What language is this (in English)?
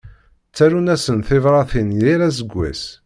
Kabyle